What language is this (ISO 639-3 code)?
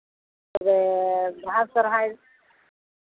sat